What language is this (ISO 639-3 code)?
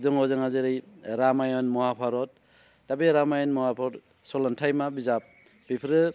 brx